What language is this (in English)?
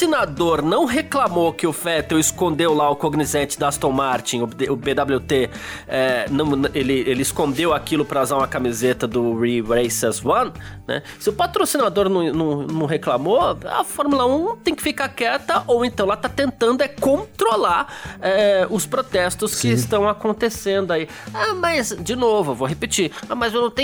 Portuguese